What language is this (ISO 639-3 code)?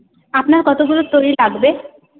ben